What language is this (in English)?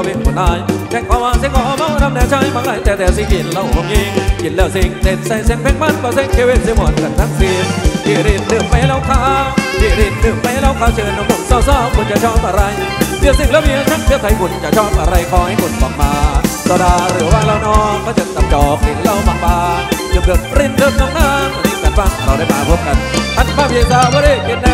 Thai